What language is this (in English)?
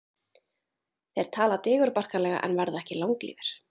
Icelandic